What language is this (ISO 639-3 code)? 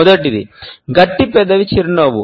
tel